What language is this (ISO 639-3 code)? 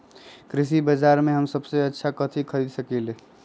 mag